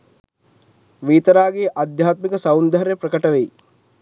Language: Sinhala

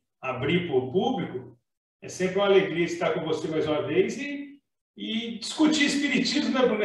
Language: Portuguese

